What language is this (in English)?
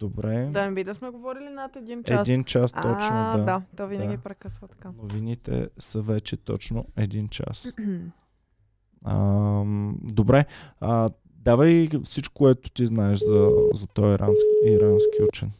Bulgarian